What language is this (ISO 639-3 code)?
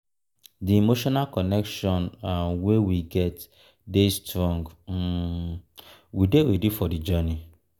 pcm